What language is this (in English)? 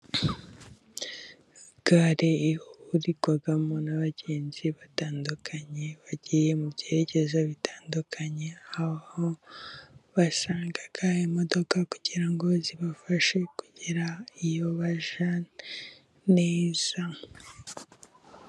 Kinyarwanda